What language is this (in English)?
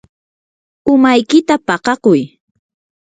Yanahuanca Pasco Quechua